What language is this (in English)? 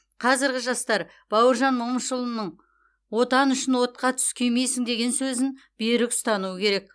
Kazakh